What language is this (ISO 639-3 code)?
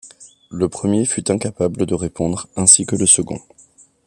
fra